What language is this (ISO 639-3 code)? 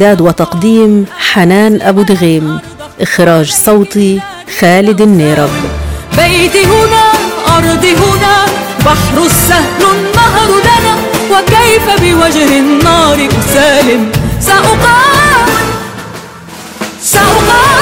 ara